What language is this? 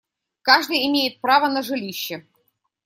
Russian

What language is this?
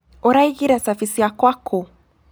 Kikuyu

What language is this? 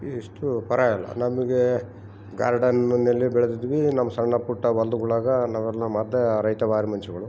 Kannada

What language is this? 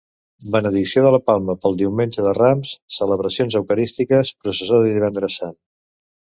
Catalan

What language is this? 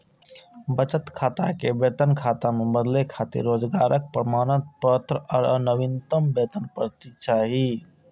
Maithili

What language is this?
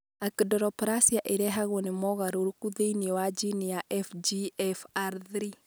Kikuyu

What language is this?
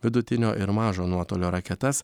Lithuanian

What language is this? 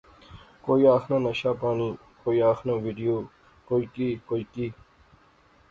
Pahari-Potwari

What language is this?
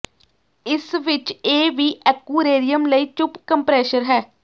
Punjabi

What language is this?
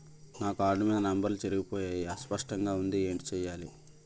Telugu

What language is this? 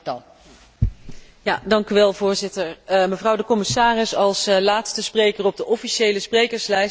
Dutch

